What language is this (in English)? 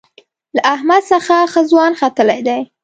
Pashto